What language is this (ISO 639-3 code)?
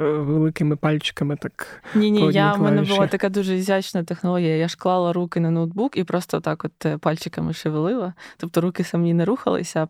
ukr